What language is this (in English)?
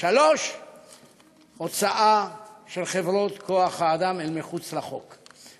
Hebrew